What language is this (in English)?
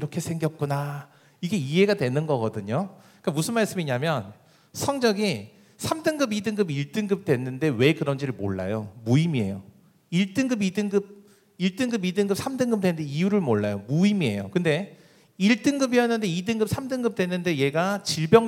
Korean